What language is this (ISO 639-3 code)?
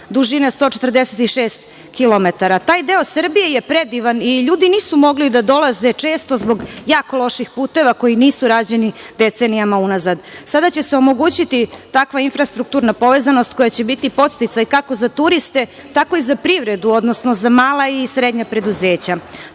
srp